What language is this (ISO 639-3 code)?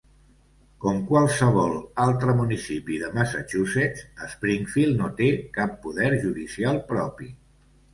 cat